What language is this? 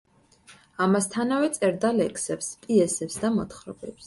Georgian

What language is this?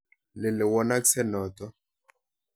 Kalenjin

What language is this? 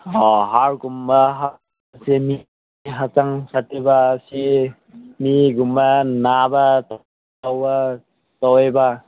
Manipuri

